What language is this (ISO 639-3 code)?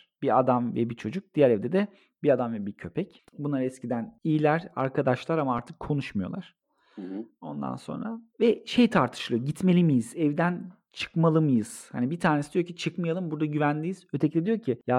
tur